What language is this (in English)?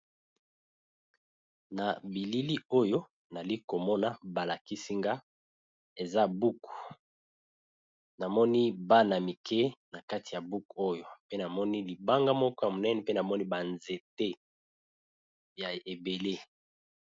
Lingala